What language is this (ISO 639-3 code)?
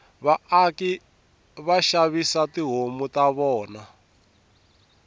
tso